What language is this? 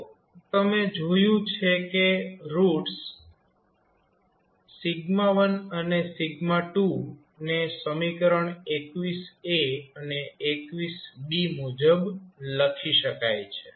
Gujarati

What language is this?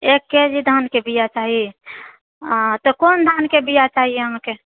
Maithili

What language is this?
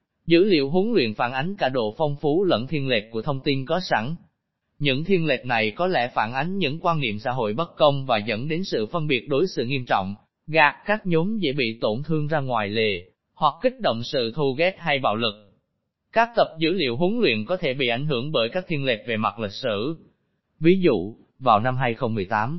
Vietnamese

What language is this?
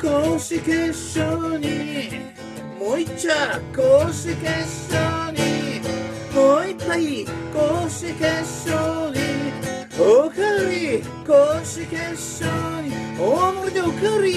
Japanese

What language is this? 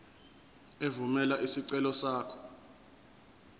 Zulu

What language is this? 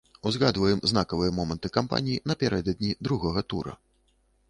Belarusian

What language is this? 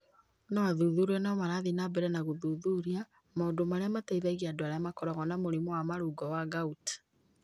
Kikuyu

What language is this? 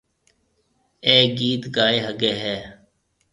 Marwari (Pakistan)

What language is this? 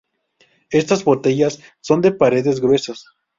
Spanish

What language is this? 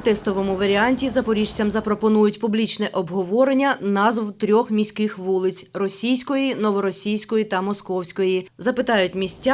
Ukrainian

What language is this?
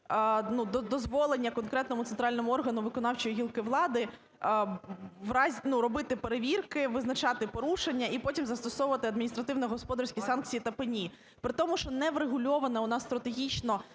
Ukrainian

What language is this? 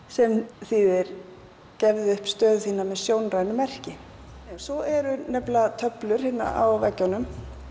Icelandic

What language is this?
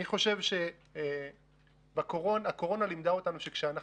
Hebrew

